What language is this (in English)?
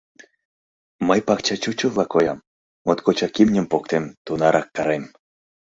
Mari